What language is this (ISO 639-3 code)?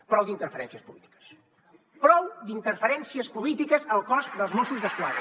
cat